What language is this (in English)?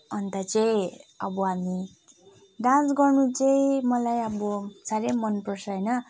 Nepali